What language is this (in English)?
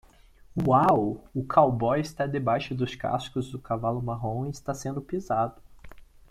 Portuguese